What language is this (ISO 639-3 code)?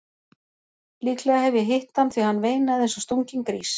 isl